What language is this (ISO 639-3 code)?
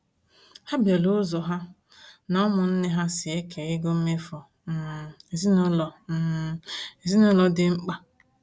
ibo